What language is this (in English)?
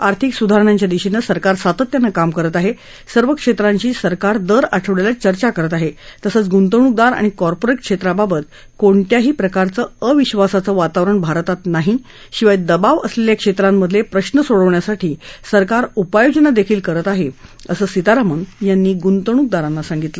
Marathi